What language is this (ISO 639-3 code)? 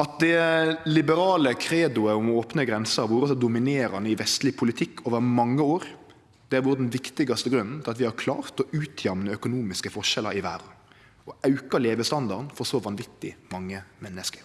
nor